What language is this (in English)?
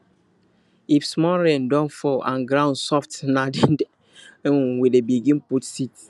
Nigerian Pidgin